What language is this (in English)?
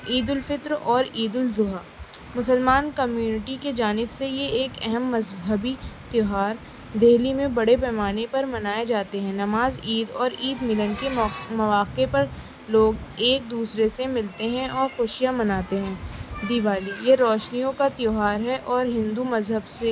Urdu